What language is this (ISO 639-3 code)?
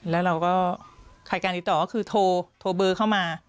tha